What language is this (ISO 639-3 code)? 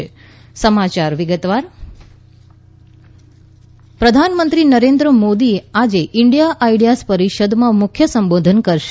guj